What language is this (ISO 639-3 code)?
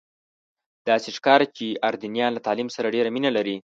pus